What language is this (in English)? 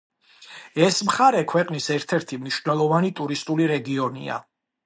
Georgian